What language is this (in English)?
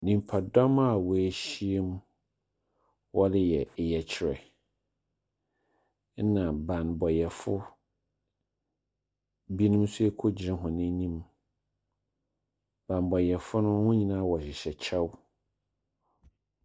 Akan